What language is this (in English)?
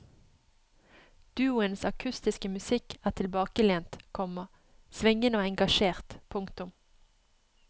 Norwegian